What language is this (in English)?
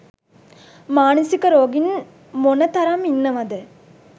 Sinhala